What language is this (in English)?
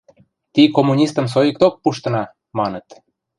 Western Mari